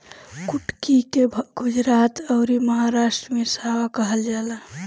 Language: Bhojpuri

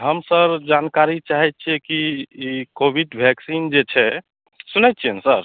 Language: Maithili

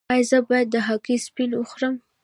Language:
Pashto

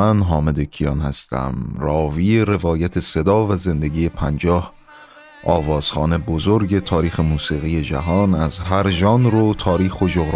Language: Persian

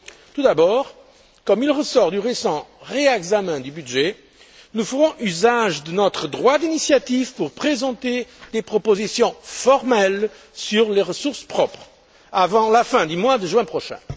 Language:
French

